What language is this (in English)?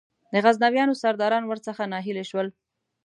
Pashto